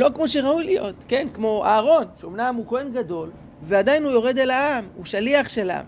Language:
Hebrew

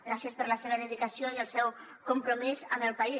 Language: Catalan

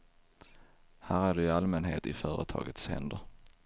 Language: Swedish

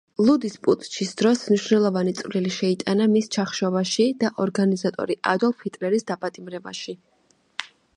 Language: Georgian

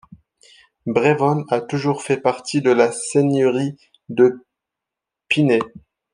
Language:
French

